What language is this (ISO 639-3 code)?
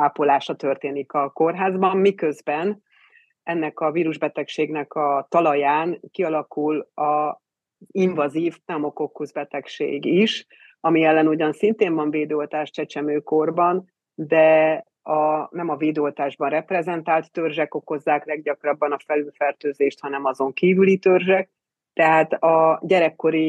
hun